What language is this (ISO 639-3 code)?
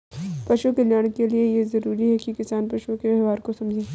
hin